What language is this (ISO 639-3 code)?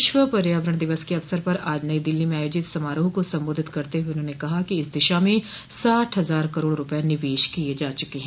hin